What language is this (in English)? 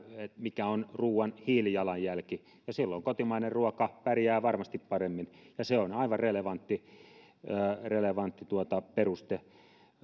Finnish